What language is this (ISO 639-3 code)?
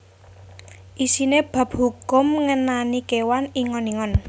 jav